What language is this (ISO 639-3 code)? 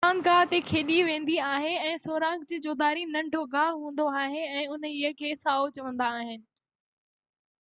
snd